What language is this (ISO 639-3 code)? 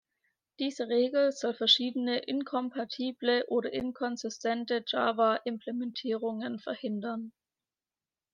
deu